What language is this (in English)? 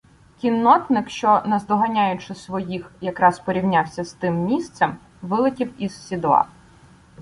Ukrainian